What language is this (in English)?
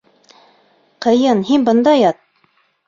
Bashkir